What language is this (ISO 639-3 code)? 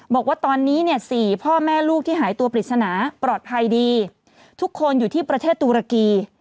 tha